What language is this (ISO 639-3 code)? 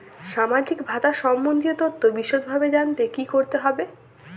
ben